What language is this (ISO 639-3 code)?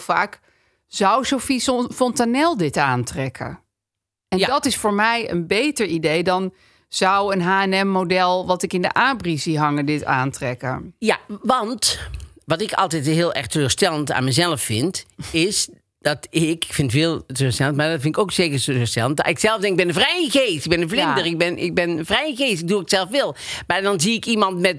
nld